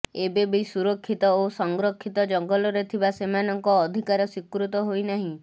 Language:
Odia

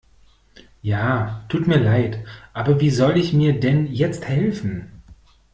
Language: German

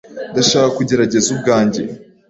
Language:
Kinyarwanda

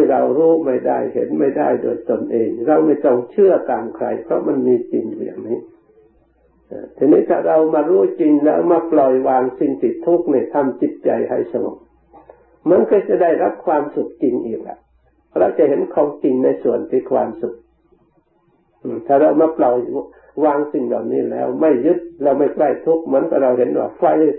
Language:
Thai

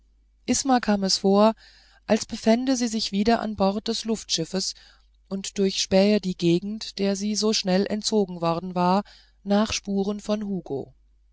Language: German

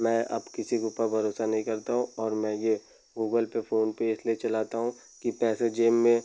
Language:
Hindi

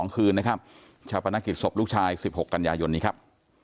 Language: Thai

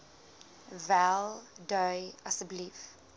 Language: Afrikaans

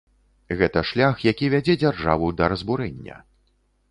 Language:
Belarusian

